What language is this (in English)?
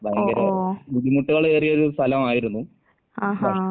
Malayalam